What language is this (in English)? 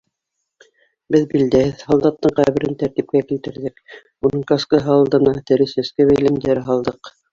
Bashkir